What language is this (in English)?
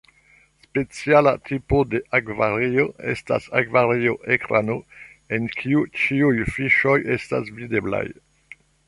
Esperanto